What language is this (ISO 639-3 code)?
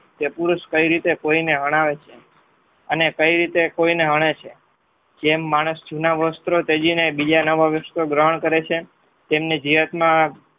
guj